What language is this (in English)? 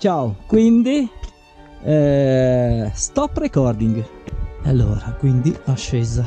Italian